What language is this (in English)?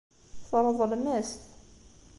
Kabyle